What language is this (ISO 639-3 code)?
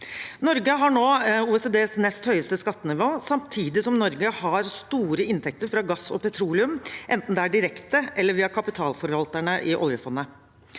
nor